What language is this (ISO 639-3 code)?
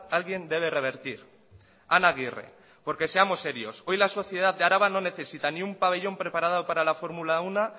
spa